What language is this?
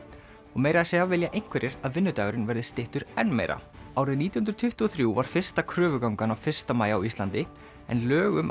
Icelandic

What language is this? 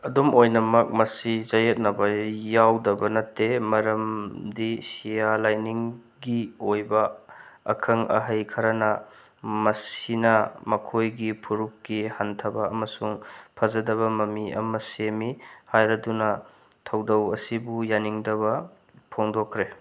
Manipuri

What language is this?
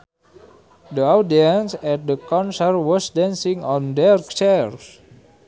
Sundanese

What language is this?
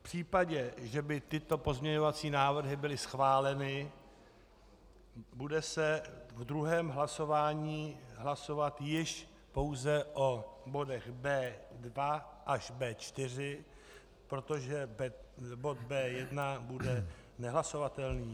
Czech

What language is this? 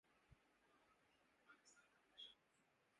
Urdu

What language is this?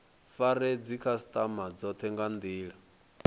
Venda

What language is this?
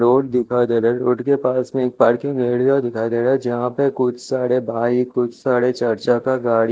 Hindi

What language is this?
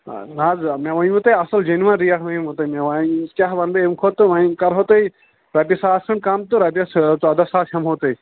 Kashmiri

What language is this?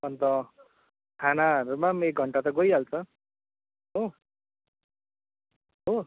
Nepali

